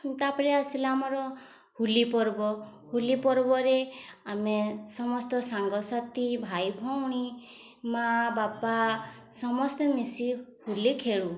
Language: Odia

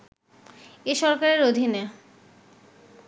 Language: Bangla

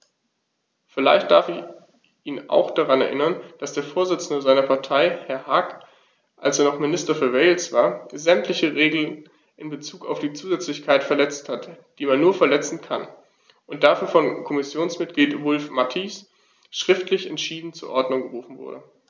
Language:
German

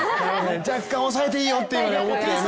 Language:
Japanese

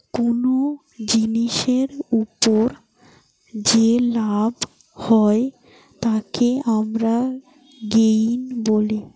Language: Bangla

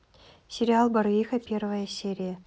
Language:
Russian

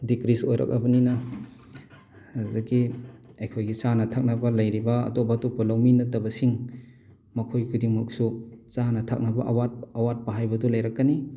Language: Manipuri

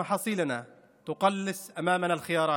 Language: Hebrew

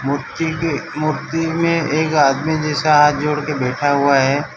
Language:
Hindi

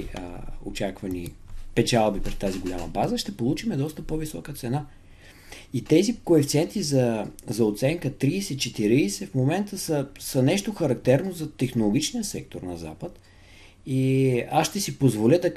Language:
Bulgarian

